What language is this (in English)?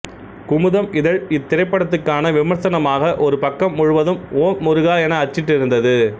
Tamil